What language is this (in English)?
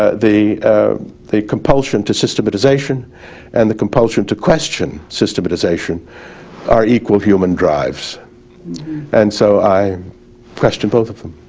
English